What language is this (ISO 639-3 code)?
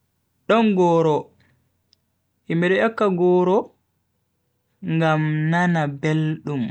fui